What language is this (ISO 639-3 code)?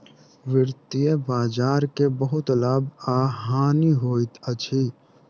mai